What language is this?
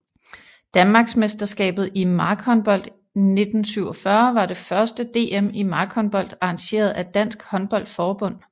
Danish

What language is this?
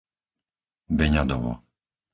Slovak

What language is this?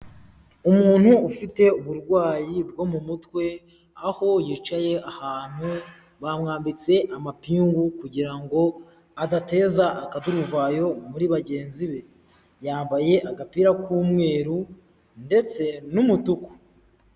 Kinyarwanda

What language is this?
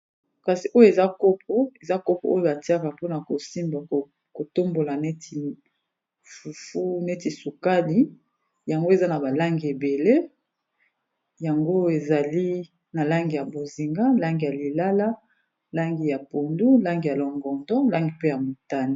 Lingala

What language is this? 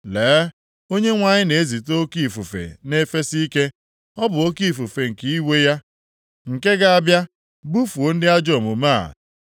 Igbo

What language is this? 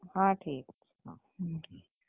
Odia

